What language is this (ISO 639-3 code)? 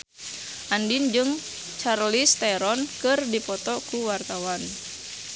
sun